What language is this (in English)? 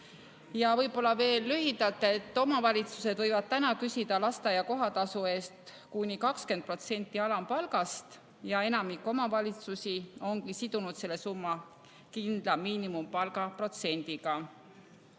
Estonian